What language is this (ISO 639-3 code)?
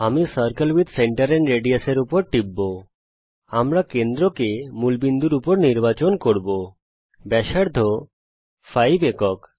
ben